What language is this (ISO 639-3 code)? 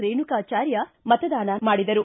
kan